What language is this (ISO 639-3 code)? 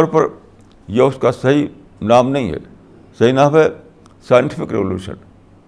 urd